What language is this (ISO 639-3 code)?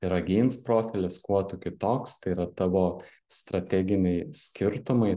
lit